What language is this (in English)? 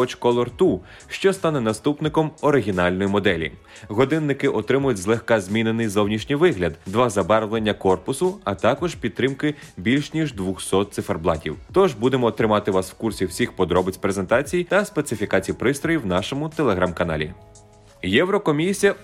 Ukrainian